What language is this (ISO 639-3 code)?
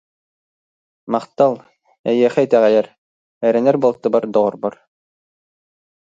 sah